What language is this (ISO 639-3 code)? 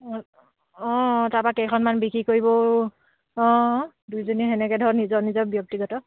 asm